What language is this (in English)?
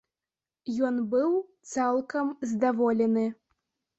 Belarusian